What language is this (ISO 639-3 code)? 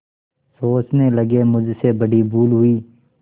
hin